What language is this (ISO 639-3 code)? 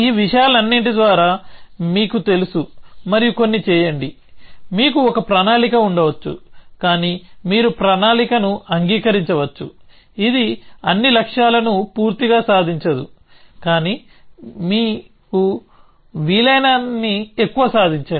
tel